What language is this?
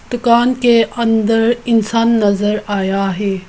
Hindi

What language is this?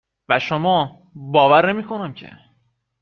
Persian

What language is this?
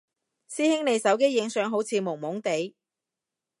Cantonese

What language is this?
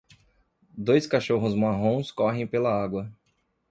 Portuguese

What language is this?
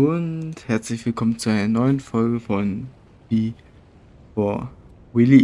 German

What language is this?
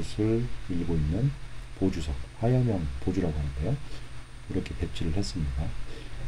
Korean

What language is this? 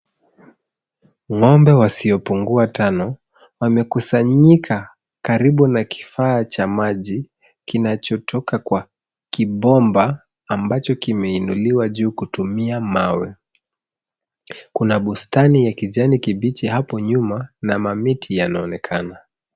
Swahili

